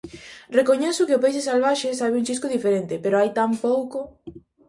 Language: Galician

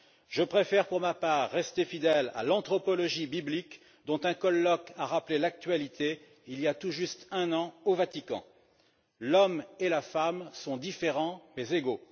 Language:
French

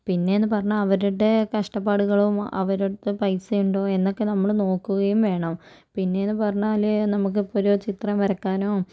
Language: Malayalam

